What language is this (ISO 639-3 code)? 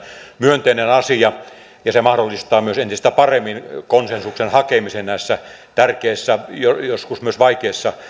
fin